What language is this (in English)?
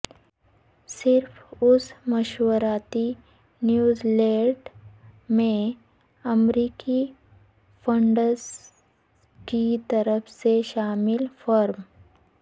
Urdu